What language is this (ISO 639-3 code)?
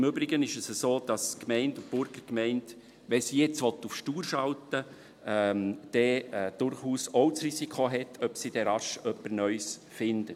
gsw